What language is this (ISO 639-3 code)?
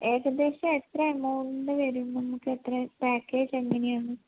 mal